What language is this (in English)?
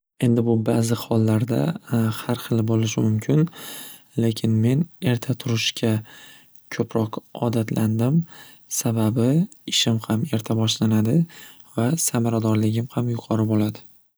Uzbek